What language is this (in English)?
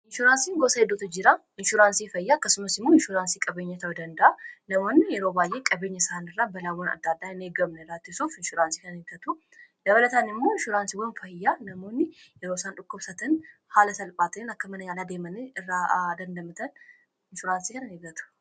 Oromo